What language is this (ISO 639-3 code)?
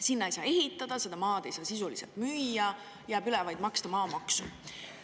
est